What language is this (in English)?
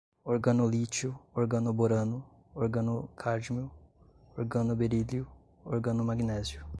Portuguese